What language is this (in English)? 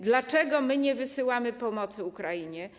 Polish